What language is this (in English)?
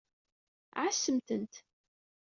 Kabyle